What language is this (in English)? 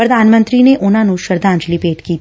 Punjabi